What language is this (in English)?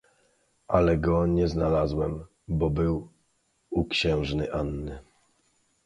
Polish